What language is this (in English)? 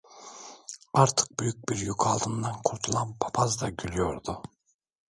Turkish